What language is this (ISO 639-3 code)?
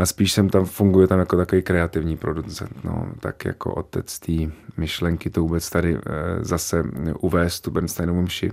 ces